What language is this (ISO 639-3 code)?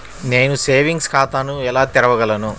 tel